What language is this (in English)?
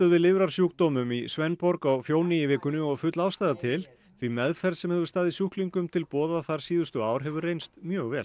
Icelandic